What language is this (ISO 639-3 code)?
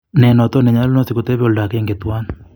kln